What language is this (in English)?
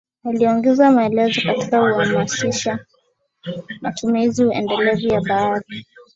Swahili